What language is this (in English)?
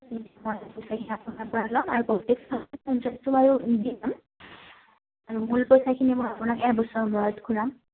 Assamese